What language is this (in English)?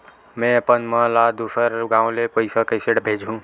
Chhattisgarhi